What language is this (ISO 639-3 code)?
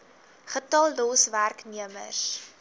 afr